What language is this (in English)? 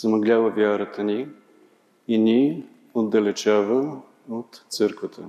Bulgarian